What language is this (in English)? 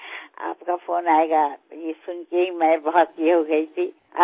Assamese